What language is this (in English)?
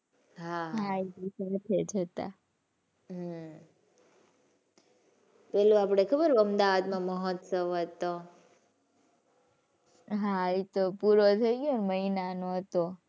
Gujarati